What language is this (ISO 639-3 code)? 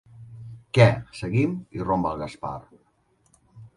cat